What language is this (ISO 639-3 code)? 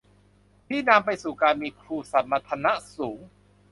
tha